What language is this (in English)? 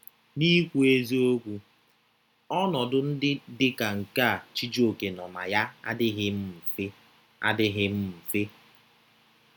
Igbo